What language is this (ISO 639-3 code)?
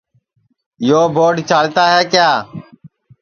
ssi